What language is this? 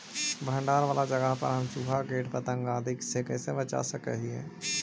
Magahi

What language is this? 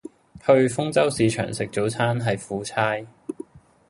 Cantonese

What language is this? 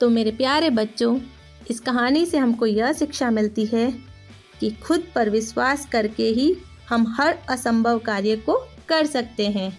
Hindi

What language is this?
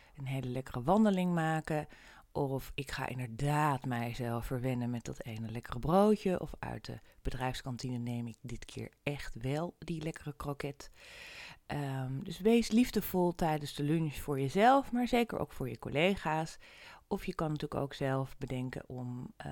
Dutch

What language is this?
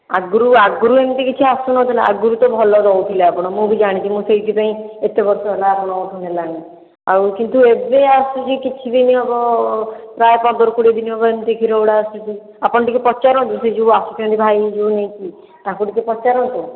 Odia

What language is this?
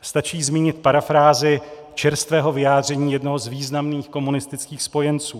Czech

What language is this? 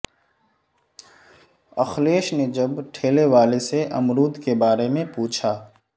Urdu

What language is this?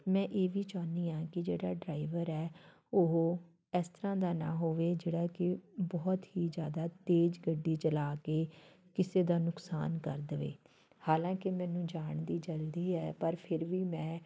Punjabi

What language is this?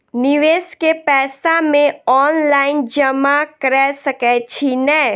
Maithili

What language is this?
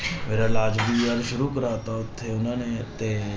Punjabi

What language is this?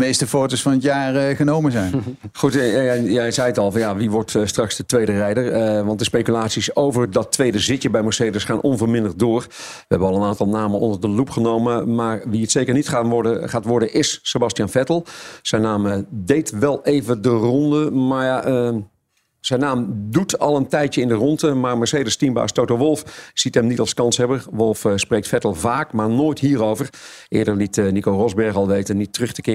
Dutch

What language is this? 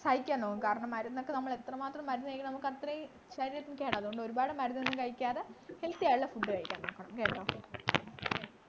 Malayalam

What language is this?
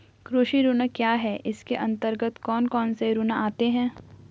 Hindi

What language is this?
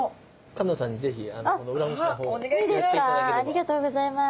Japanese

